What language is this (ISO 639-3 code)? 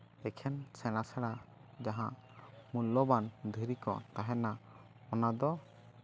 sat